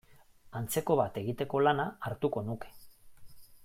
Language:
Basque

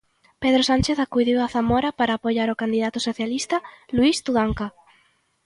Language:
Galician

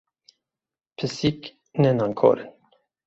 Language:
Kurdish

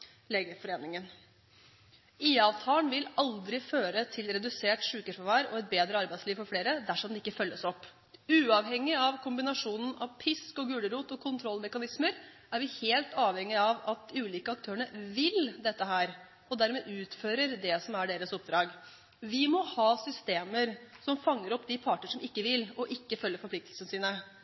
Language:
Norwegian Bokmål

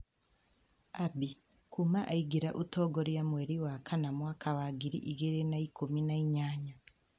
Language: Kikuyu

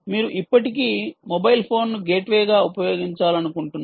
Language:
Telugu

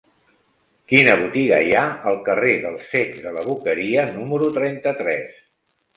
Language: Catalan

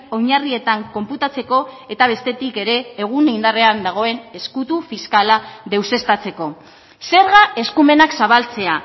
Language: Basque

